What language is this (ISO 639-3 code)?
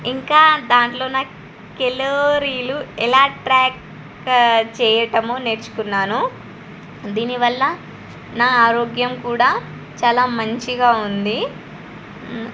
tel